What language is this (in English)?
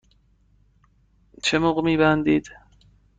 Persian